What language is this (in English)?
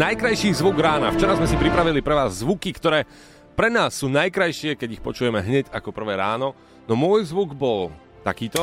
Slovak